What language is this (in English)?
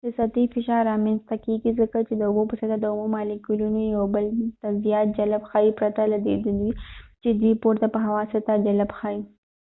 Pashto